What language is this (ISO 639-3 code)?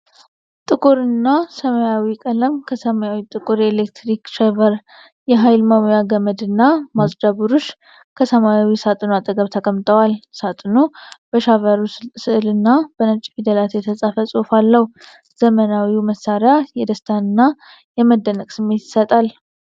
amh